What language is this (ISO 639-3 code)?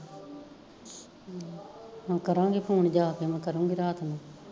pan